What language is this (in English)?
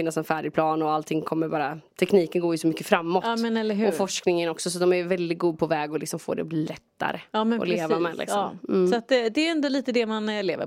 Swedish